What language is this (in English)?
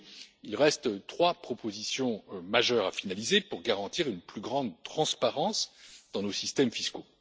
French